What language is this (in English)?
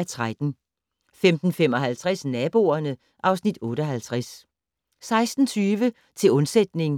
Danish